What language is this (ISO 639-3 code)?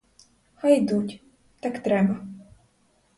ukr